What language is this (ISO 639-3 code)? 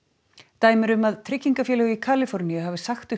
isl